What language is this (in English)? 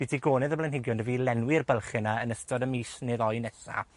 Welsh